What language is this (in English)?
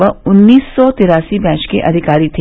Hindi